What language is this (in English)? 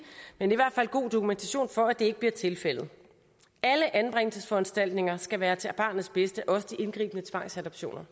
Danish